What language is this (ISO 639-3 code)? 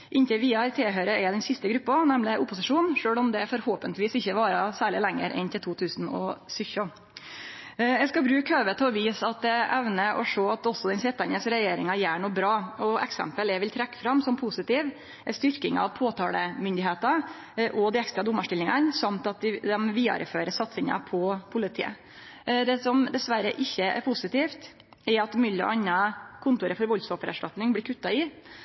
nno